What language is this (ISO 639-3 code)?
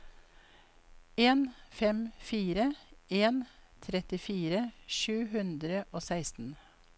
nor